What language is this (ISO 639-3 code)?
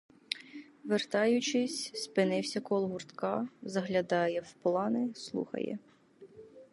ukr